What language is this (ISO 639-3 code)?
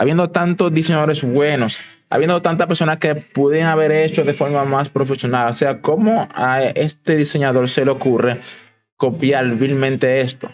spa